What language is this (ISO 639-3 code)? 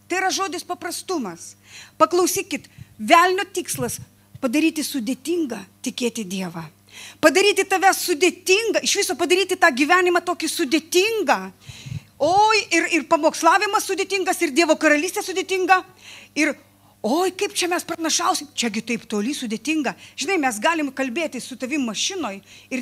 lit